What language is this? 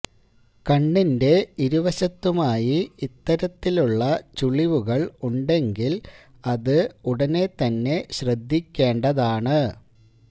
Malayalam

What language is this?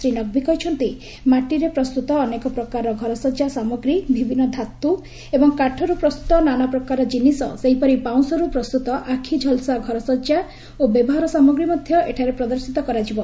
Odia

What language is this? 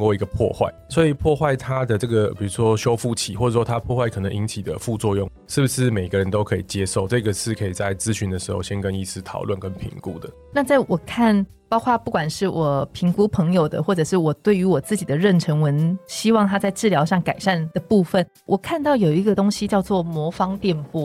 Chinese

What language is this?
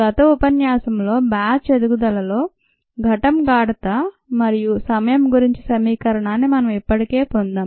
Telugu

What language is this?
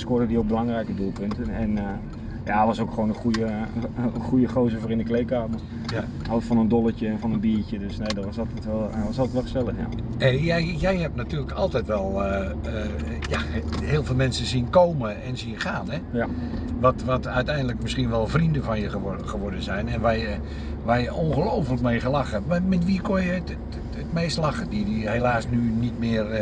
Dutch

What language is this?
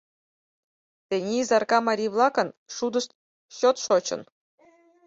Mari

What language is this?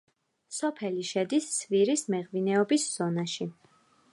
Georgian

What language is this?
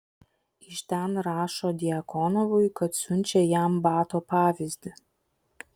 Lithuanian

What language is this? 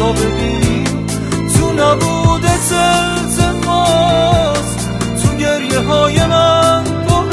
Persian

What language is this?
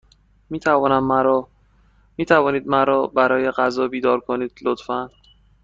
Persian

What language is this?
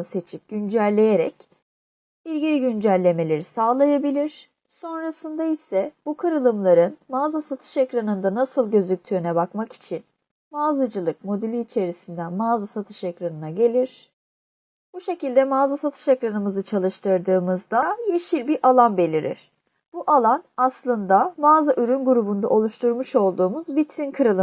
Turkish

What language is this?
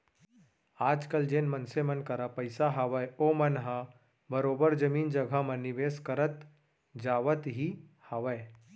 Chhattisgarhi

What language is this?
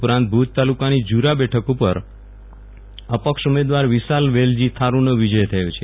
Gujarati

